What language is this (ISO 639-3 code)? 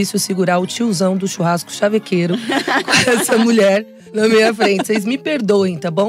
por